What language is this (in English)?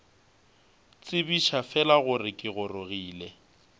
Northern Sotho